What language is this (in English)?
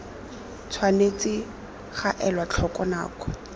Tswana